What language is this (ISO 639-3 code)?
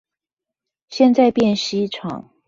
zho